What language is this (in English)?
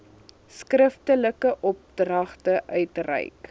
Afrikaans